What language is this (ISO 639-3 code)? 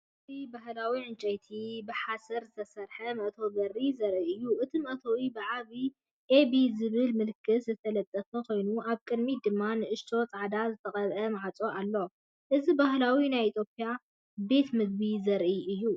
tir